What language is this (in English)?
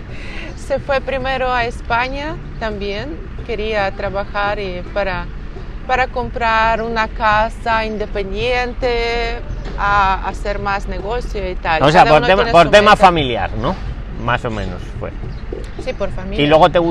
Spanish